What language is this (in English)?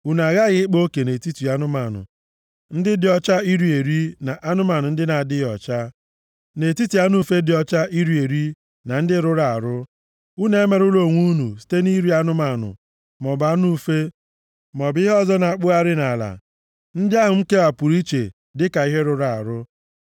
Igbo